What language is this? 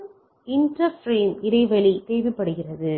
Tamil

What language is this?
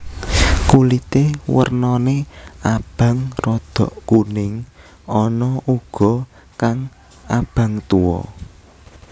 Javanese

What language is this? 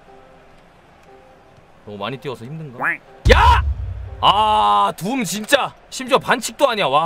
Korean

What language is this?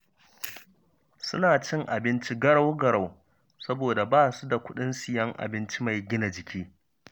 Hausa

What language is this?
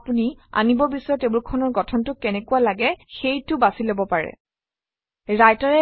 Assamese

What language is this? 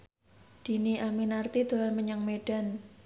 Javanese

